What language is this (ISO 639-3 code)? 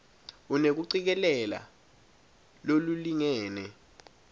ssw